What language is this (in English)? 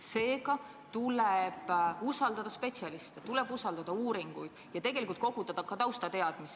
Estonian